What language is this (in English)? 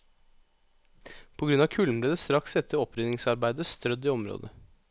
Norwegian